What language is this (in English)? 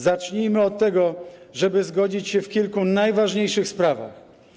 Polish